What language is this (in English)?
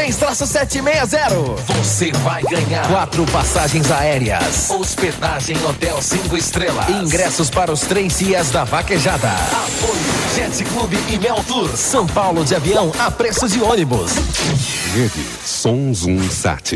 Portuguese